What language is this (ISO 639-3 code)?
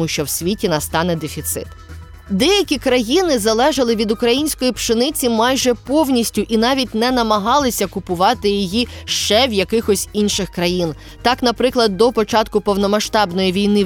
ukr